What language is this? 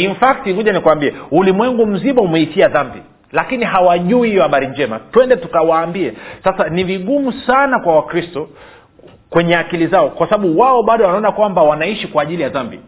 Swahili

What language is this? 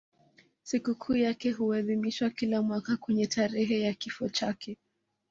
Swahili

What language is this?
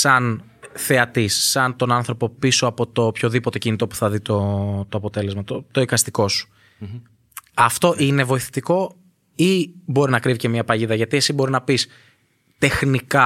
Greek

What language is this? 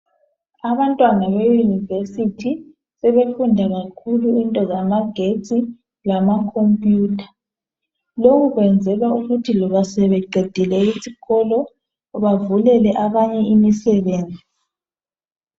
North Ndebele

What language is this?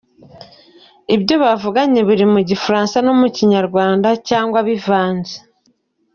Kinyarwanda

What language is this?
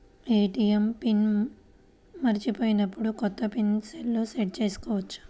Telugu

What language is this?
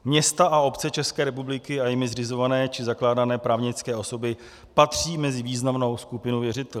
Czech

